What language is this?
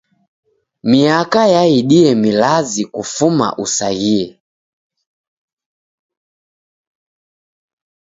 Taita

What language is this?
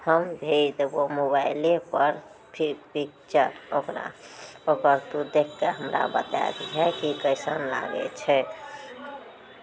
Maithili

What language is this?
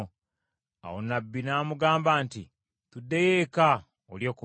Ganda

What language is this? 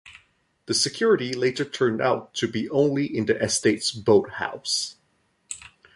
English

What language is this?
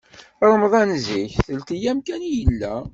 Kabyle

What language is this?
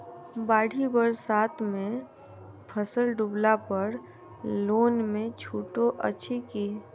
Maithili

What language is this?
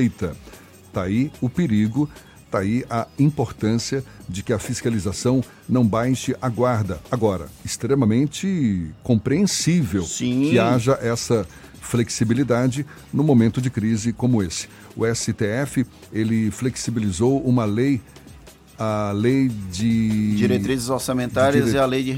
Portuguese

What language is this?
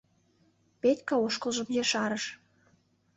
Mari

